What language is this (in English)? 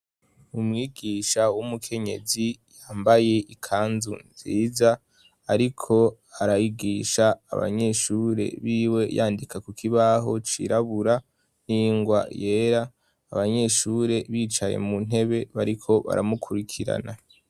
Rundi